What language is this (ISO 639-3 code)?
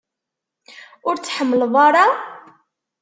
kab